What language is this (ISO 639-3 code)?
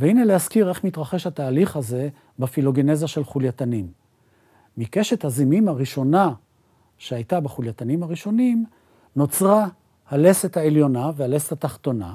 heb